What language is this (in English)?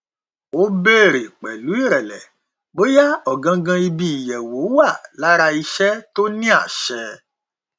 Yoruba